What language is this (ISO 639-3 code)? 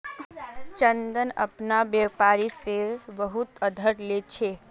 mag